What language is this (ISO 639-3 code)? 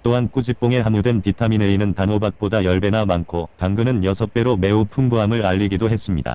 kor